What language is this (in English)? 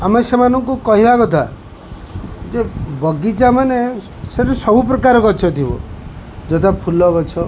Odia